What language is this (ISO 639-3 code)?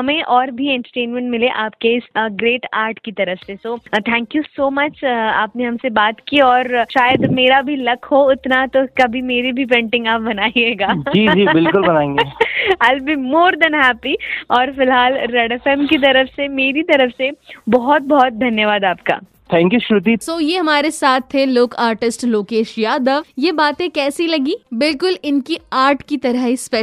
hin